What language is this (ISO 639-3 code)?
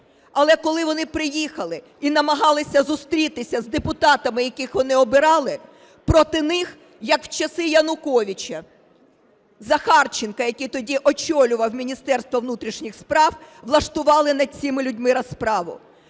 ukr